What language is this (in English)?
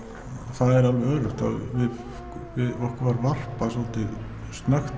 Icelandic